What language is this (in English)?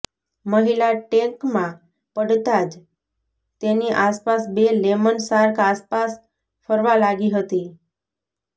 Gujarati